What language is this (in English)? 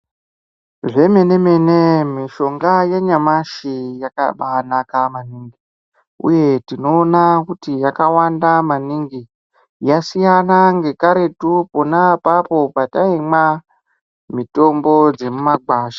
Ndau